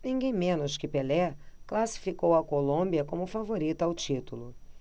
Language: Portuguese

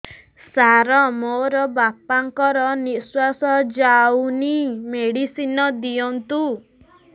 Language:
Odia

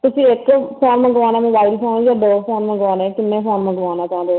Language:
Punjabi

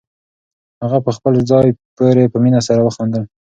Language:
Pashto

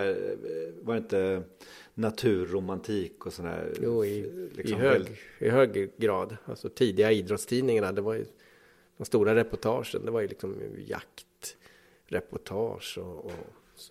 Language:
Swedish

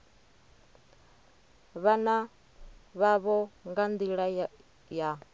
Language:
Venda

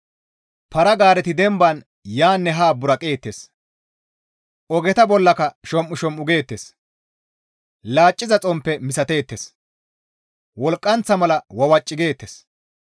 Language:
Gamo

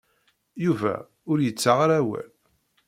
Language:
Kabyle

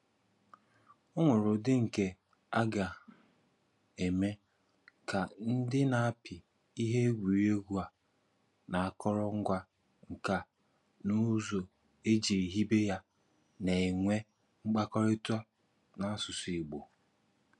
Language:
Igbo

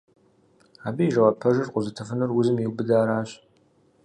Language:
Kabardian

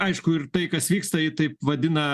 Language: Lithuanian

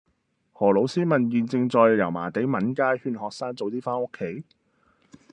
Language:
Cantonese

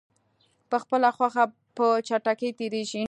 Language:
Pashto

